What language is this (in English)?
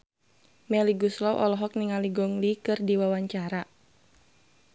Sundanese